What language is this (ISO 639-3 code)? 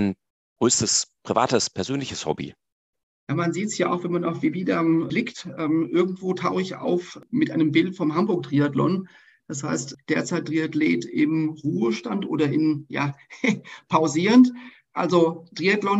deu